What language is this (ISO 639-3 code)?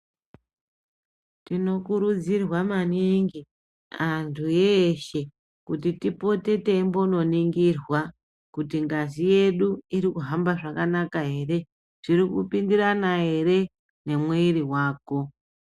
ndc